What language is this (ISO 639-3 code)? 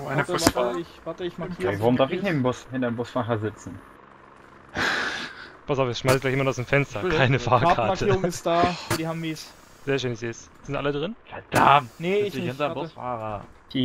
deu